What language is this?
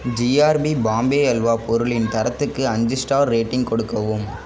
Tamil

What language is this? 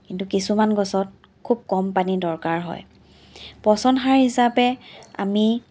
Assamese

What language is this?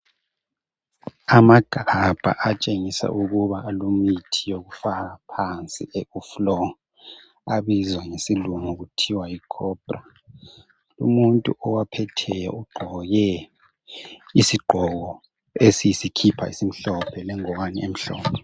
North Ndebele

